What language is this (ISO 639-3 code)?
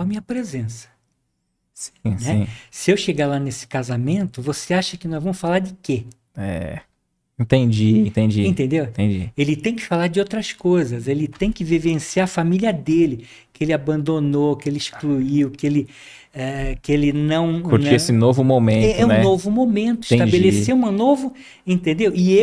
por